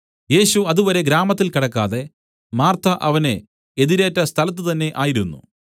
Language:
Malayalam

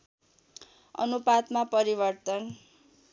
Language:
Nepali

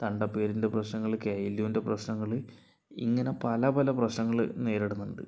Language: Malayalam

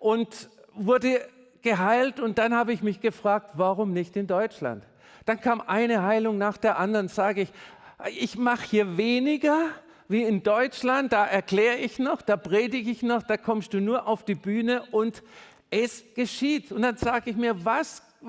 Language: German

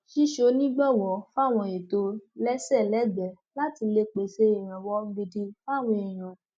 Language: Yoruba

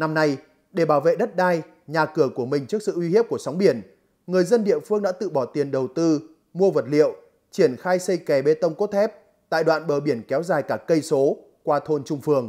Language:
Vietnamese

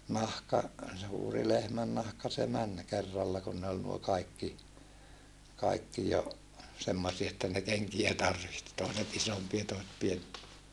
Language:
Finnish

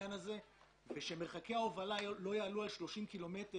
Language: Hebrew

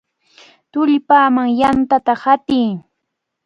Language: Cajatambo North Lima Quechua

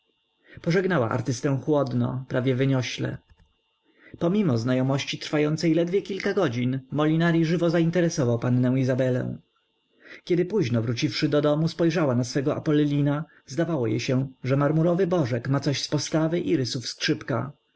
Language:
Polish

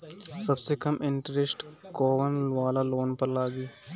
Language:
Bhojpuri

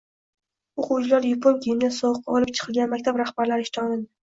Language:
Uzbek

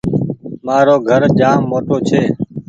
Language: Goaria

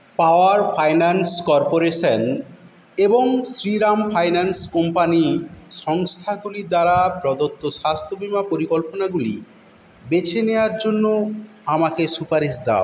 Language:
Bangla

